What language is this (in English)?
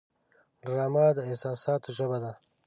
Pashto